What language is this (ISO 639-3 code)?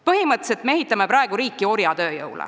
est